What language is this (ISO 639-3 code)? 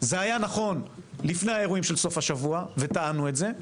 heb